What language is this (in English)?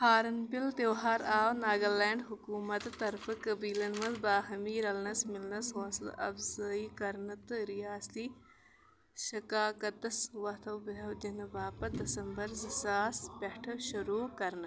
Kashmiri